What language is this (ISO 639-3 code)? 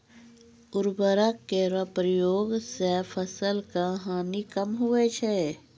mai